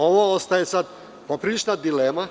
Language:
Serbian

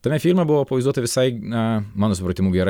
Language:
Lithuanian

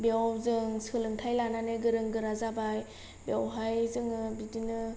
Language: Bodo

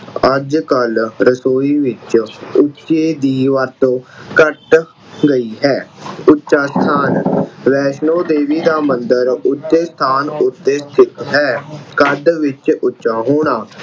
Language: Punjabi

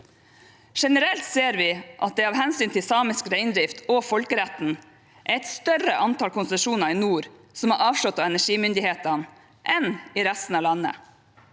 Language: Norwegian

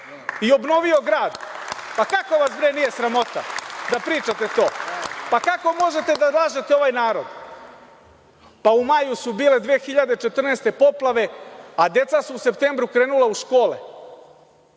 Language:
Serbian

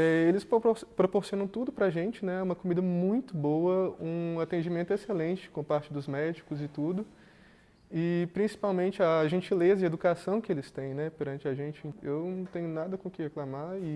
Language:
Portuguese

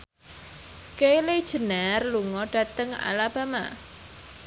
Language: Javanese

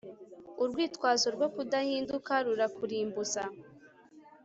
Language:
Kinyarwanda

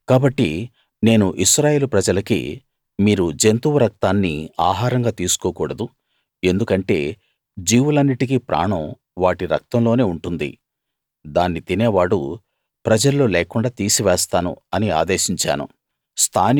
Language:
Telugu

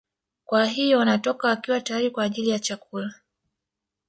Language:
Swahili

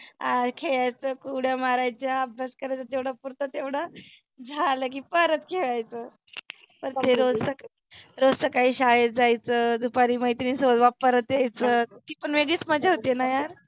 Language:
Marathi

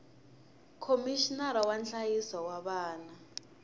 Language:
Tsonga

